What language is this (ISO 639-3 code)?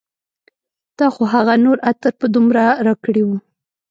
pus